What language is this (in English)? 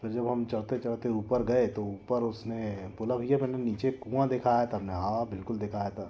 Hindi